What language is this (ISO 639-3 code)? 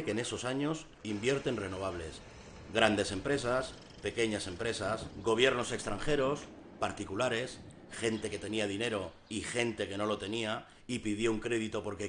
spa